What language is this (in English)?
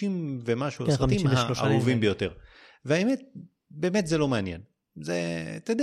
Hebrew